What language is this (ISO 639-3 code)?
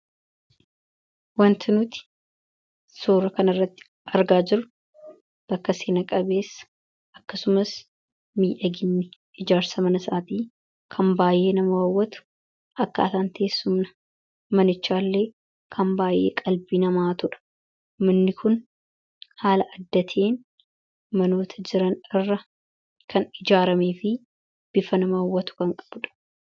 orm